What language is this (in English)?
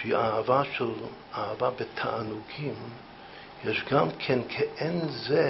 Hebrew